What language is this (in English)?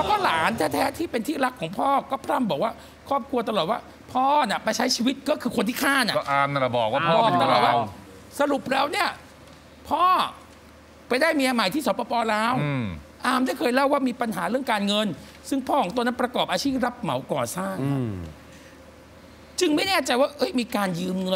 Thai